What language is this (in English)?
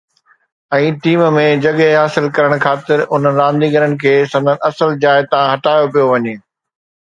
Sindhi